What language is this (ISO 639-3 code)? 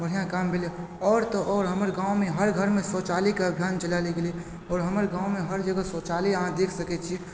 mai